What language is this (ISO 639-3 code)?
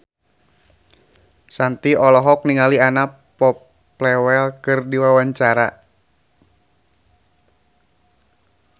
sun